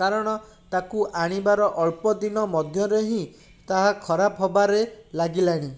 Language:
Odia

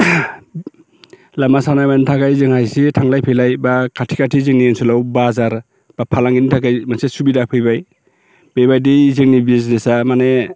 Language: Bodo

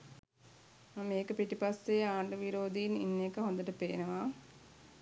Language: Sinhala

